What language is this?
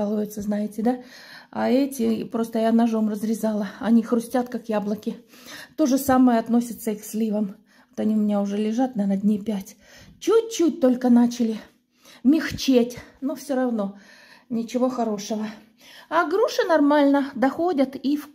Russian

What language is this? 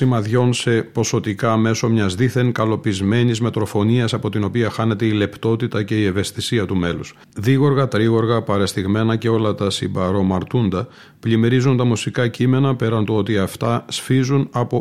Greek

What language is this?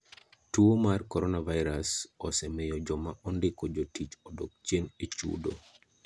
Luo (Kenya and Tanzania)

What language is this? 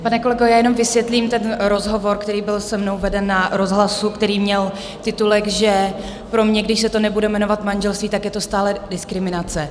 Czech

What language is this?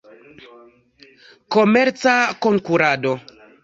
Esperanto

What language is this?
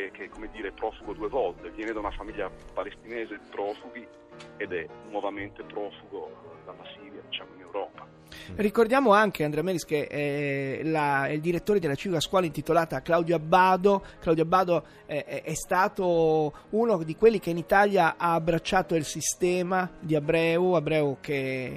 Italian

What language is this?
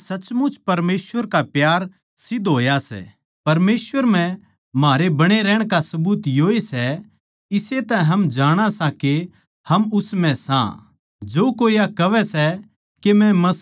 Haryanvi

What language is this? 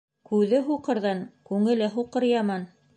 Bashkir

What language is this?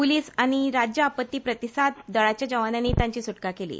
Konkani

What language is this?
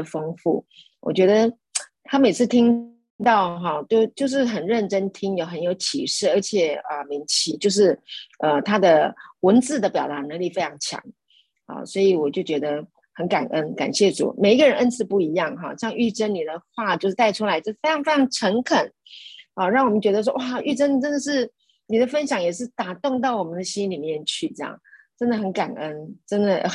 Chinese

